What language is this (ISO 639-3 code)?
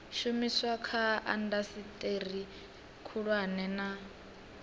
ven